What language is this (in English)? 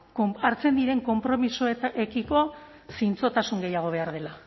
Basque